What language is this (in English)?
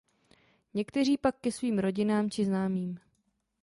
Czech